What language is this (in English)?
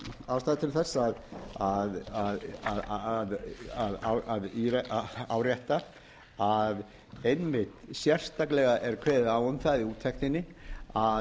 Icelandic